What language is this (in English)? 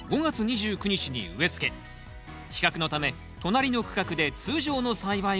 Japanese